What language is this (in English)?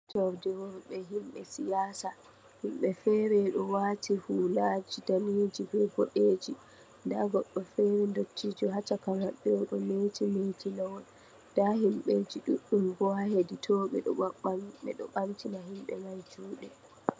Fula